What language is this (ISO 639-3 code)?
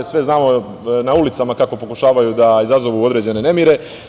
srp